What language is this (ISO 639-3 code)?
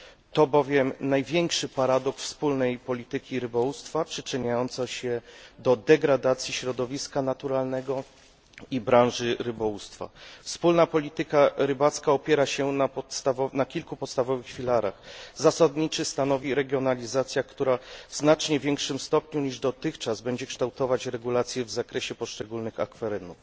pol